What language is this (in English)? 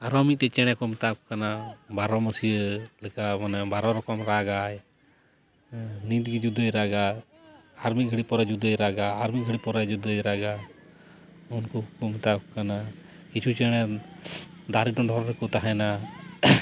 Santali